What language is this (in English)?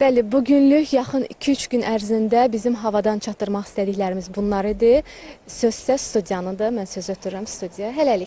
Turkish